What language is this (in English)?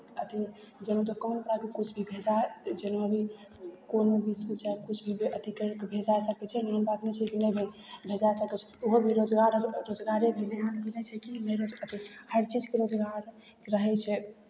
Maithili